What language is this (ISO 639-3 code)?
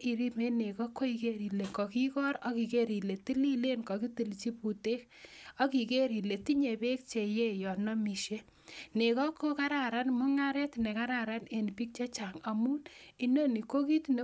kln